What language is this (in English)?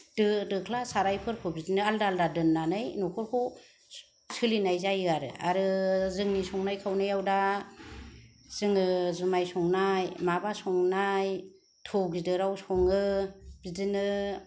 Bodo